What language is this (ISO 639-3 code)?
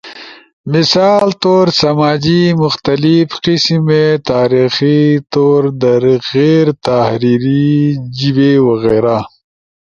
ush